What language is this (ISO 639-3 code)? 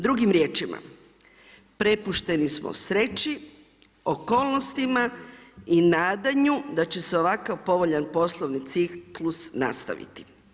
hrv